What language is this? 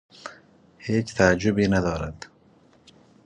Persian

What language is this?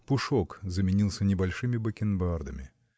Russian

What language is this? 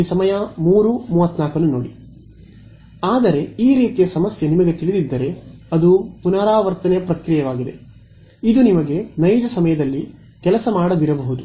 Kannada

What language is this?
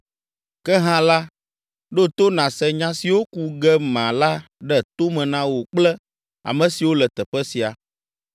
Ewe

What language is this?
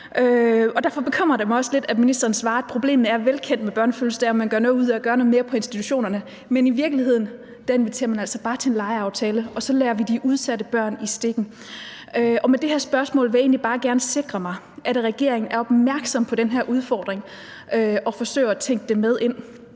Danish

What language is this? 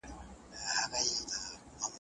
Pashto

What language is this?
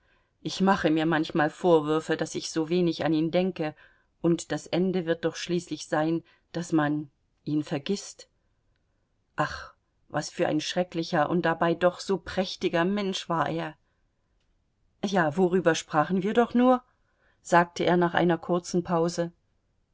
German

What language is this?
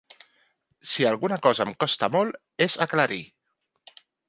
Catalan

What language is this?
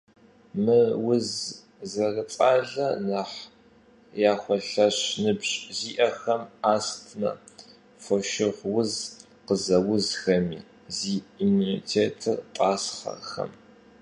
Kabardian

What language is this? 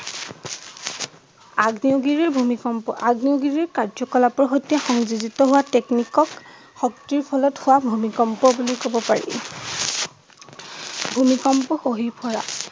Assamese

